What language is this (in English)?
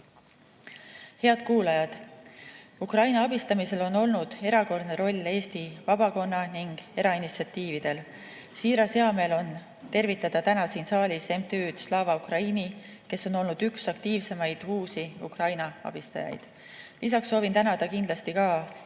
Estonian